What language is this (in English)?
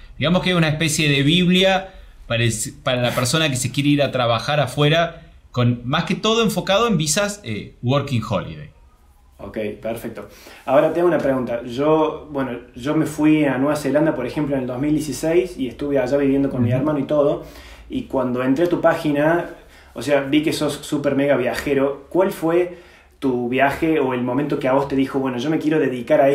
Spanish